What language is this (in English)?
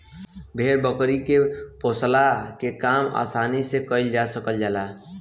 Bhojpuri